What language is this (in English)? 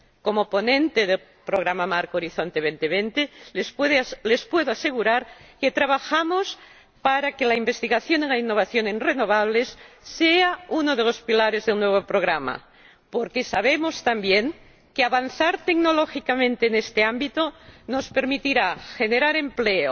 Spanish